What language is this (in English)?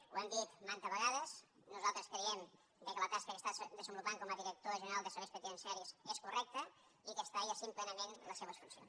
Catalan